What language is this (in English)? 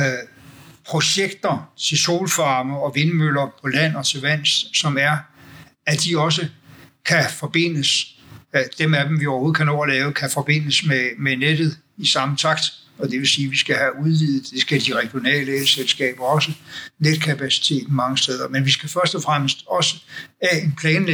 Danish